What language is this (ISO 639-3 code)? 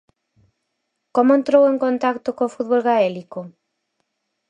glg